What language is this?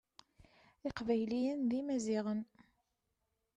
Kabyle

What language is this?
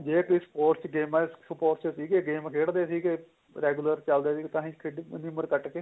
Punjabi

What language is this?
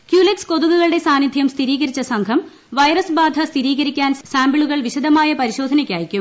Malayalam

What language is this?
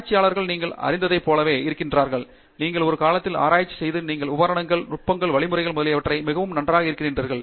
Tamil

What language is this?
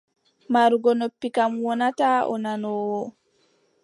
Adamawa Fulfulde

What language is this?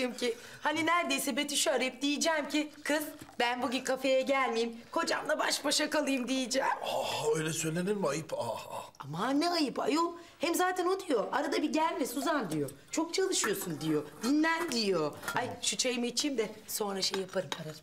Turkish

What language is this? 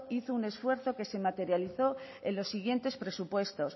Spanish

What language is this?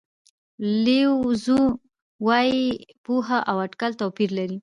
Pashto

